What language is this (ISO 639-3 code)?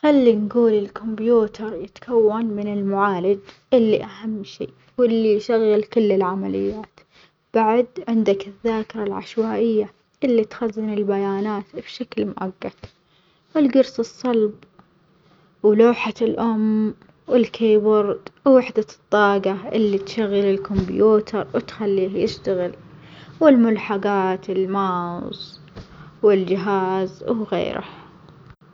acx